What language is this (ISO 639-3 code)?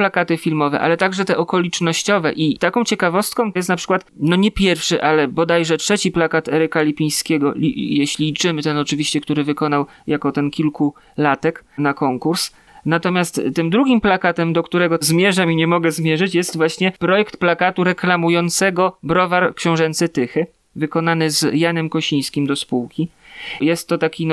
pol